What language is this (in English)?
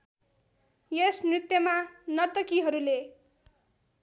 Nepali